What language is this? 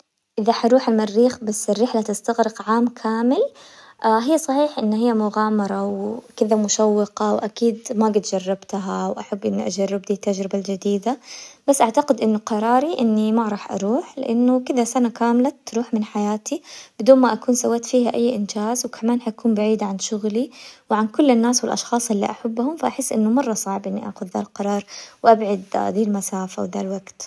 Hijazi Arabic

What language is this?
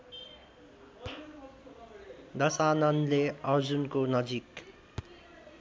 Nepali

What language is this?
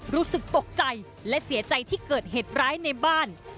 Thai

